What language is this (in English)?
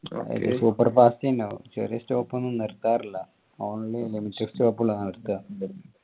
Malayalam